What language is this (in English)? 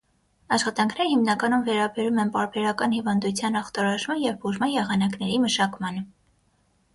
Armenian